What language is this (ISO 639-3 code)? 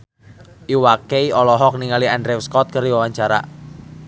sun